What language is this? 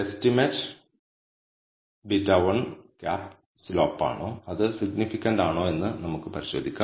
Malayalam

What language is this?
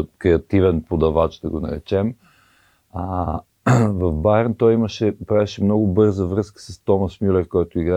Bulgarian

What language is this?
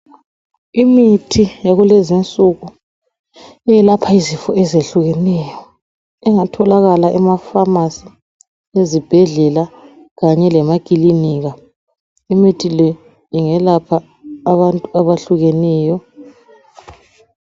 North Ndebele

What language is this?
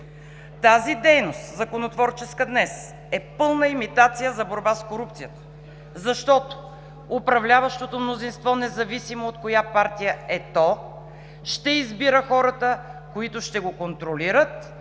Bulgarian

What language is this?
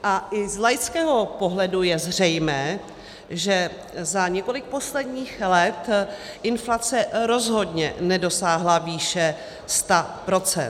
Czech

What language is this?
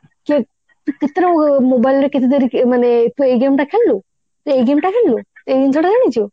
Odia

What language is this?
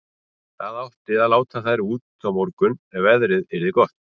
Icelandic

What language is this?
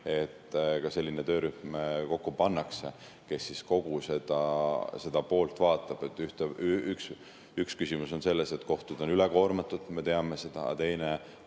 Estonian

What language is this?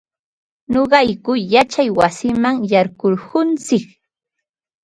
Ambo-Pasco Quechua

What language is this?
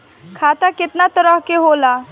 Bhojpuri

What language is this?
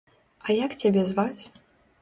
Belarusian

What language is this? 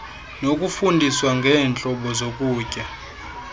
Xhosa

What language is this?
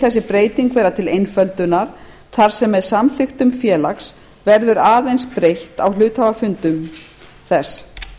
Icelandic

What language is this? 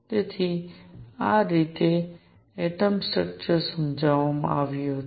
Gujarati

